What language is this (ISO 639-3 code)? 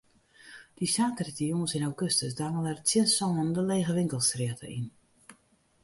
fry